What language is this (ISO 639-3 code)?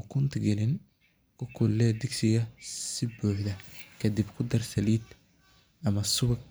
som